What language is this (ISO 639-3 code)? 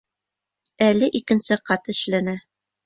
bak